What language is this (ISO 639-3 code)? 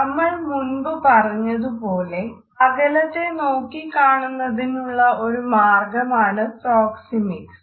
mal